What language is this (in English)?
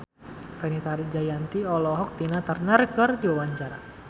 Sundanese